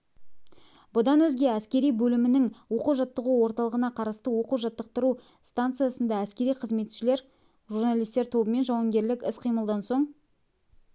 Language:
Kazakh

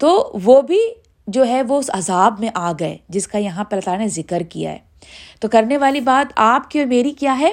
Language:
Urdu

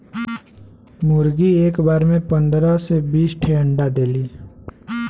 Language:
Bhojpuri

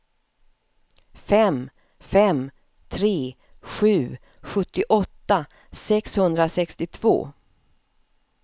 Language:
Swedish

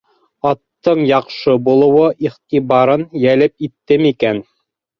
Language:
Bashkir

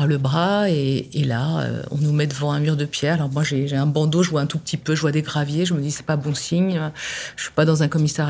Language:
French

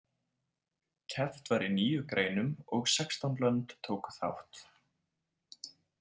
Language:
Icelandic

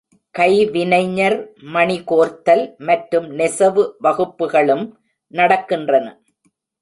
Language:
Tamil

